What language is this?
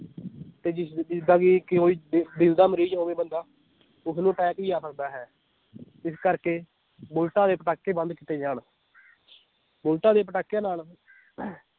Punjabi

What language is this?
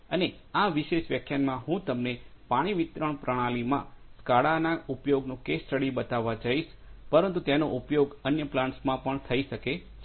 Gujarati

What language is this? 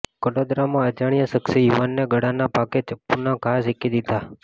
Gujarati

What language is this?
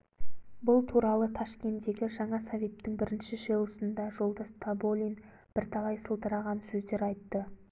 Kazakh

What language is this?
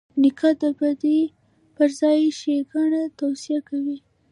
Pashto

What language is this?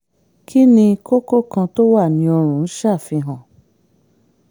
Yoruba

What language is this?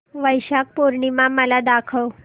Marathi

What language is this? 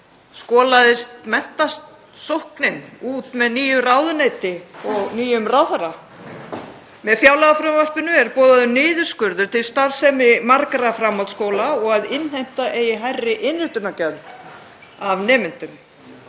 Icelandic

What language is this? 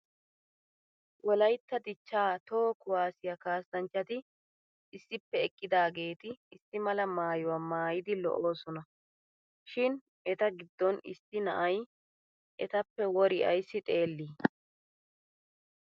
Wolaytta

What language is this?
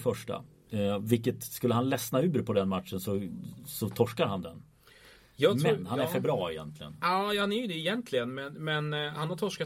Swedish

